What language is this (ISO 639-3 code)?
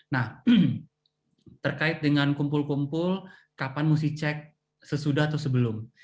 ind